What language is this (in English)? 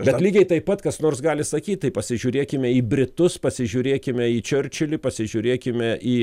Lithuanian